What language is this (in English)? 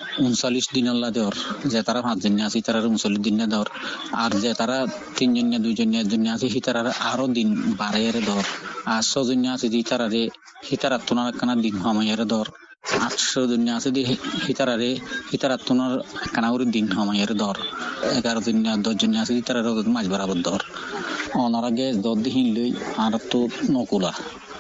Bangla